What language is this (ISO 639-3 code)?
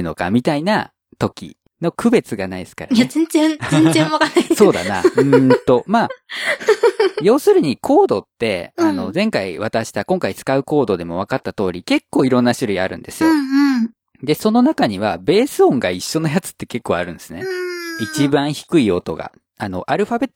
jpn